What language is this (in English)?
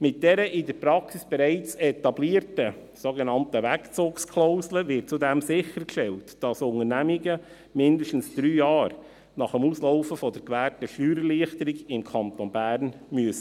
Swiss German